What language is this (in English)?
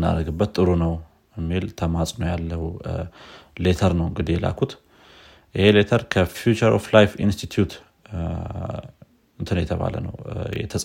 Amharic